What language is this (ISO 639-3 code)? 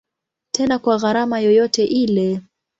swa